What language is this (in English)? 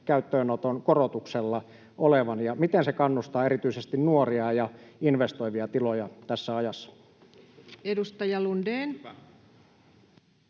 Finnish